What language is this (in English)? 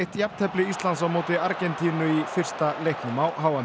Icelandic